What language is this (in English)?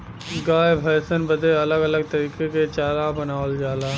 Bhojpuri